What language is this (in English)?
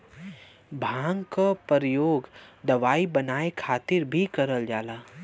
Bhojpuri